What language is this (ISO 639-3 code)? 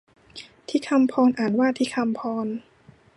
tha